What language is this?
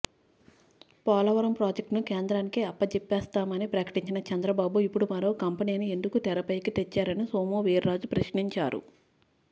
Telugu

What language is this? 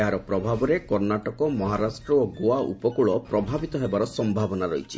Odia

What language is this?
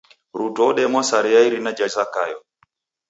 Taita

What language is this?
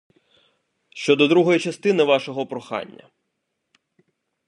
Ukrainian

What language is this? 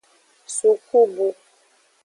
Aja (Benin)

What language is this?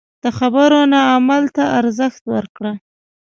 Pashto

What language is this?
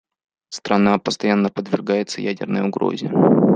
Russian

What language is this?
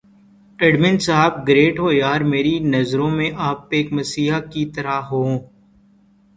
Urdu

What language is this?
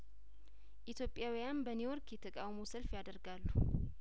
Amharic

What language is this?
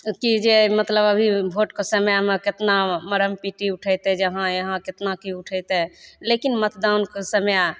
Maithili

